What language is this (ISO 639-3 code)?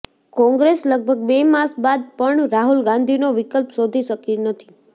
guj